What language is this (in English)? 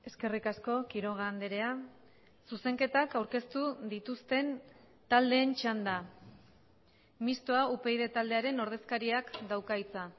Basque